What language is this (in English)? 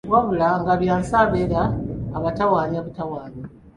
Ganda